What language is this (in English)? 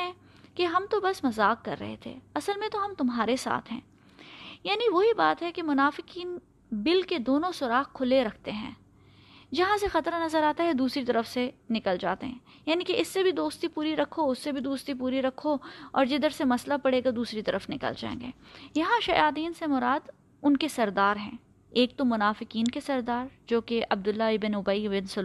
Urdu